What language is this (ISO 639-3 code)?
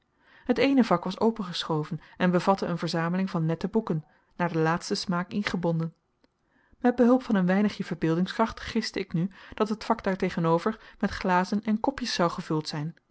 nld